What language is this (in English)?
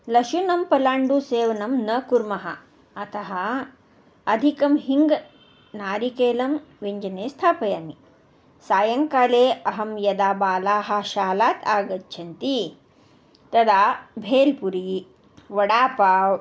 Sanskrit